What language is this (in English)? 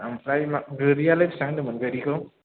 Bodo